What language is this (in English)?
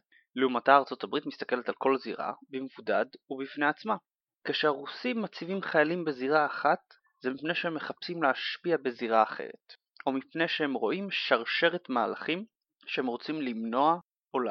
Hebrew